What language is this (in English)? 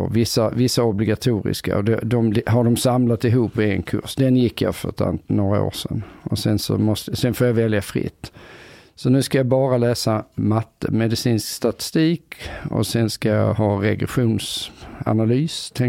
Swedish